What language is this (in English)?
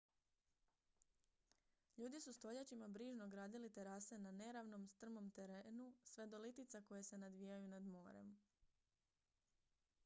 Croatian